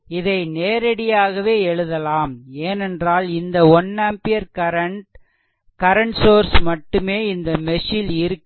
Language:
Tamil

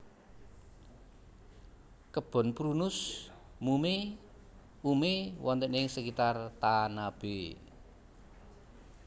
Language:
Javanese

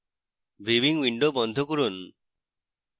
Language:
Bangla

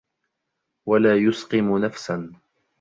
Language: Arabic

